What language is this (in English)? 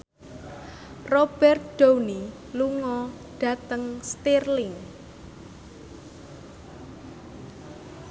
Javanese